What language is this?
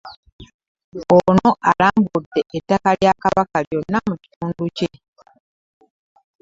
Ganda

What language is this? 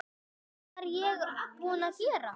Icelandic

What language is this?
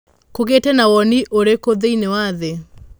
Kikuyu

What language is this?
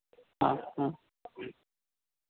Malayalam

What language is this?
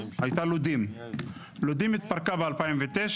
Hebrew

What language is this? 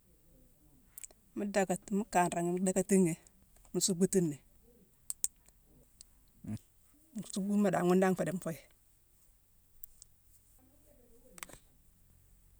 Mansoanka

